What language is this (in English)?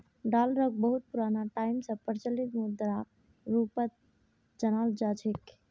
Magahi